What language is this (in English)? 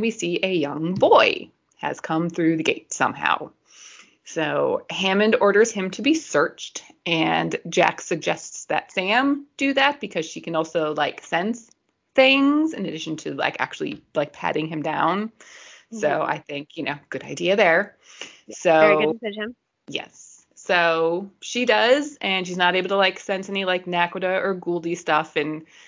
English